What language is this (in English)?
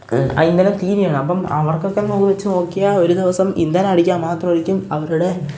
Malayalam